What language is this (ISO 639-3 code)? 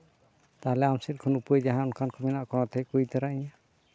sat